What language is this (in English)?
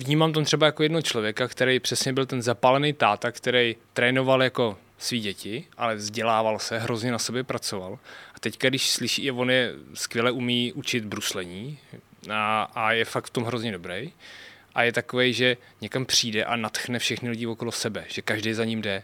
Czech